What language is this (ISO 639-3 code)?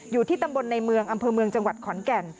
tha